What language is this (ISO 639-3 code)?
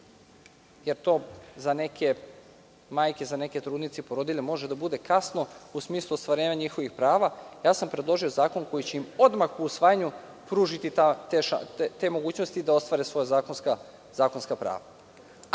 srp